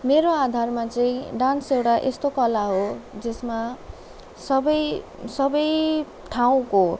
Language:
Nepali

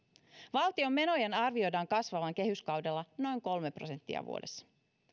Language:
Finnish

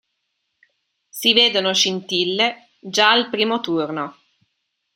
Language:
Italian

